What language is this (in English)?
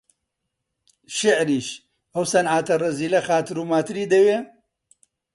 Central Kurdish